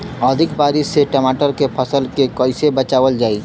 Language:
Bhojpuri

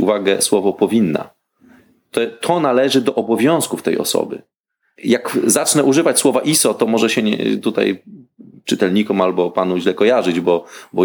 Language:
Polish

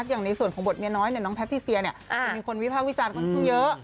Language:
Thai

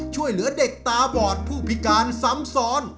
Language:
Thai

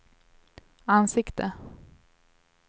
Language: Swedish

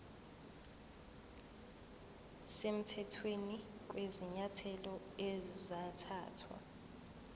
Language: Zulu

